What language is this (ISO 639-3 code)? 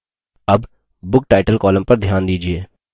hin